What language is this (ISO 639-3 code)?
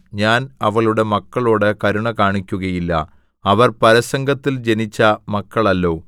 mal